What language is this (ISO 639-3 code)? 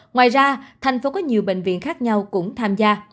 vie